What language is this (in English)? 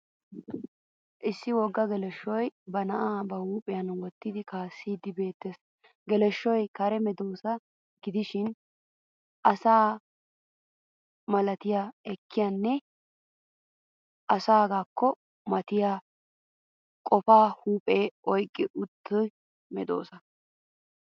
Wolaytta